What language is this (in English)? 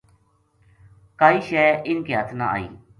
Gujari